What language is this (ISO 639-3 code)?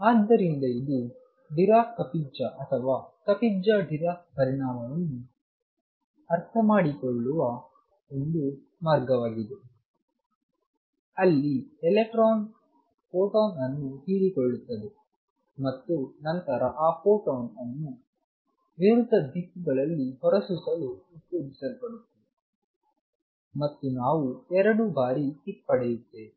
kan